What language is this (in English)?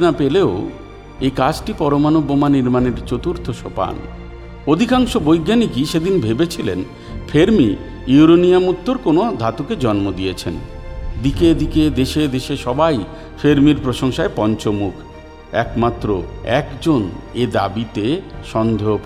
Bangla